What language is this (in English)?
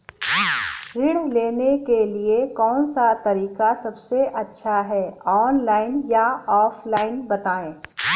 Hindi